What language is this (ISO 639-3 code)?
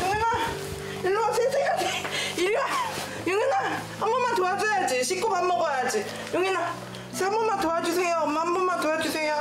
kor